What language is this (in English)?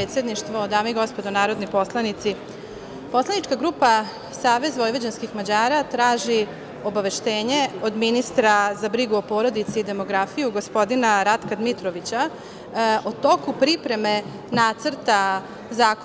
Serbian